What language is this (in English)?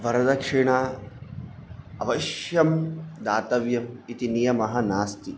Sanskrit